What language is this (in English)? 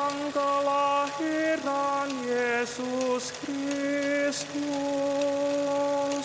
Indonesian